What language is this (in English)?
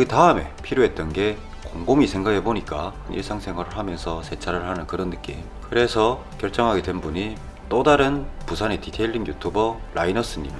Korean